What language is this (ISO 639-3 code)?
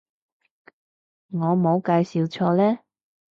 yue